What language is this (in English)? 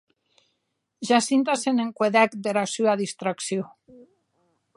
Occitan